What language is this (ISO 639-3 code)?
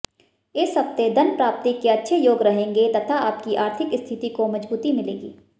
hin